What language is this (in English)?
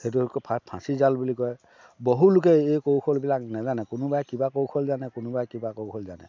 Assamese